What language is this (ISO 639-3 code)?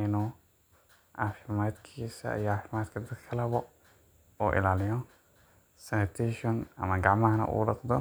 som